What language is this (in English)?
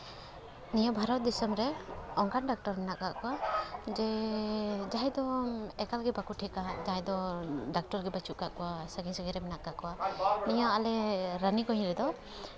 Santali